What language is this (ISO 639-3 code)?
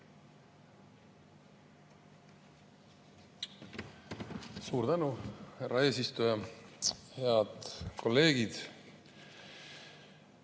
est